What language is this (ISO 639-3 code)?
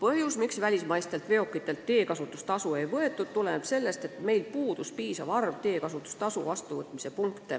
est